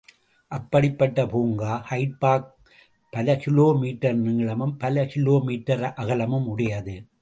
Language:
Tamil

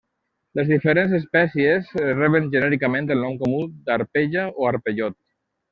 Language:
Catalan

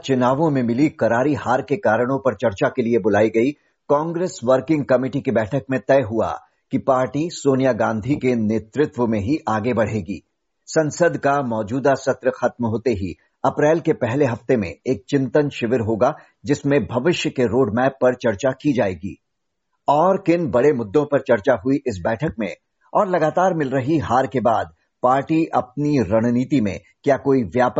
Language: Hindi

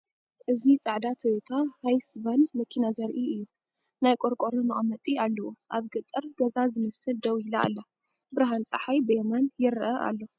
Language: Tigrinya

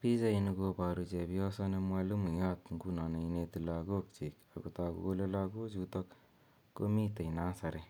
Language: Kalenjin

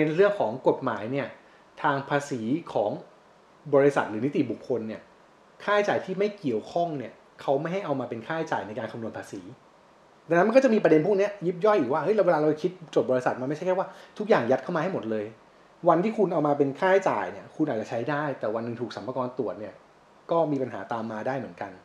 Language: Thai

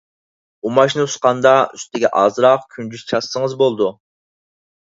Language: Uyghur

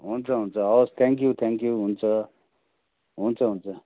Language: Nepali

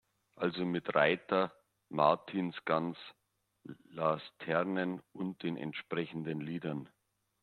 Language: German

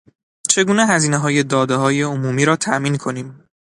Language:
Persian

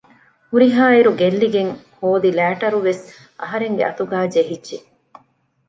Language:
Divehi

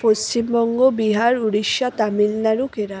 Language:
Bangla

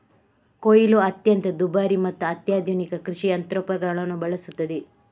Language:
Kannada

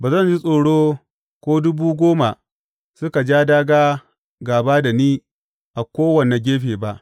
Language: Hausa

